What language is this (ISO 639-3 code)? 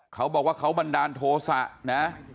tha